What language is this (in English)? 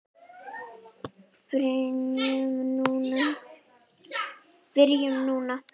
Icelandic